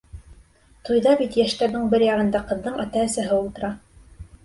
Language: Bashkir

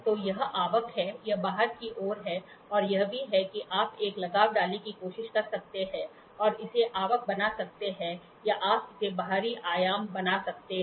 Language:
Hindi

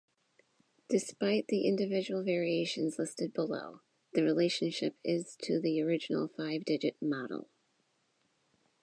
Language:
English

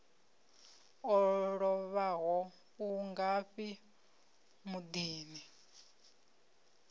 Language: Venda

